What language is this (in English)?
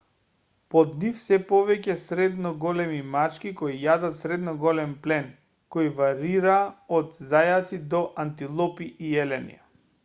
Macedonian